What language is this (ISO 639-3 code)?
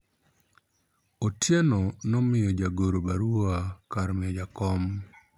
luo